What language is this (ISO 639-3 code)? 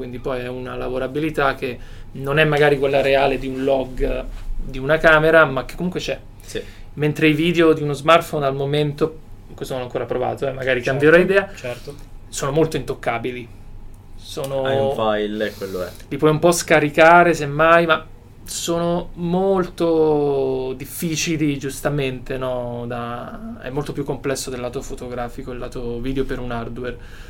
ita